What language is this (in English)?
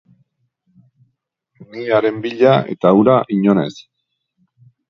Basque